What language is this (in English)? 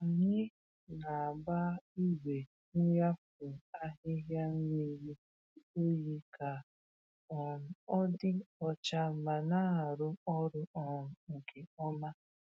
Igbo